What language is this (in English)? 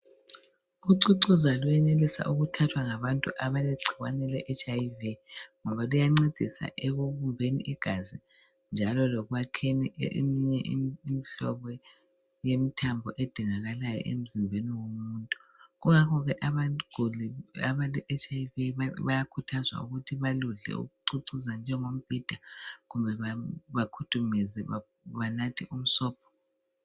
North Ndebele